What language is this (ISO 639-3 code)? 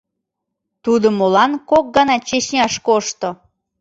chm